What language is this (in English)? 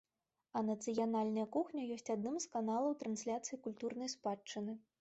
Belarusian